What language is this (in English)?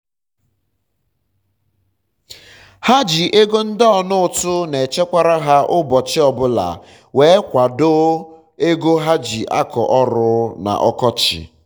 Igbo